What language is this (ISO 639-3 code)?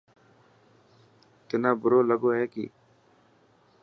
mki